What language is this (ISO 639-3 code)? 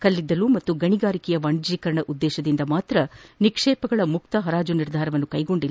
kan